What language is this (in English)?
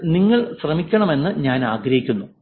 Malayalam